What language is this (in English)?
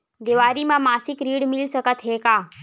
Chhattisgarhi